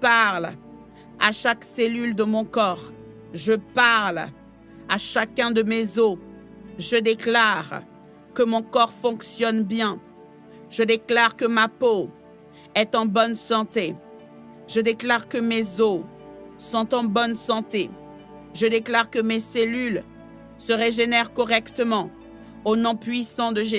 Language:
French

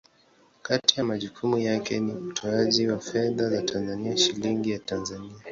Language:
Swahili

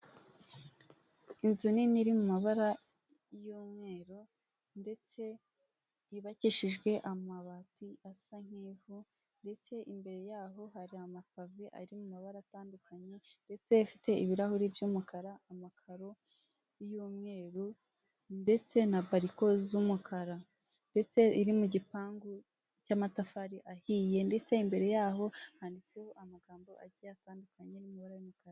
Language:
Kinyarwanda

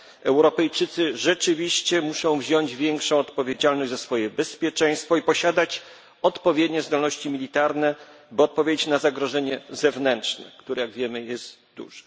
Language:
Polish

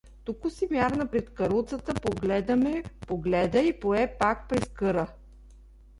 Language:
Bulgarian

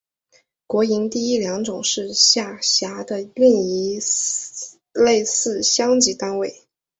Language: Chinese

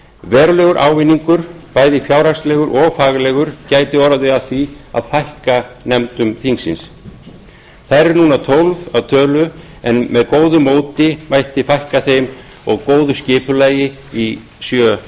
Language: Icelandic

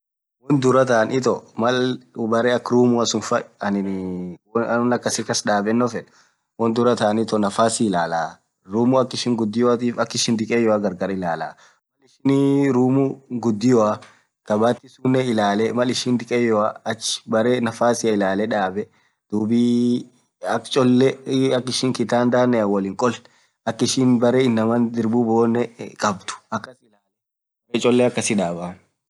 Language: Orma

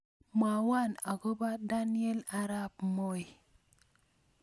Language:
Kalenjin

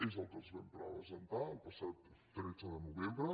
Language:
Catalan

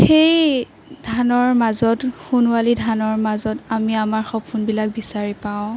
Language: Assamese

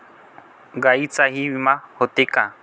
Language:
Marathi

